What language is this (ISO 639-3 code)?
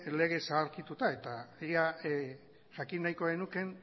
eus